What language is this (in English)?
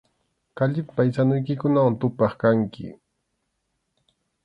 Arequipa-La Unión Quechua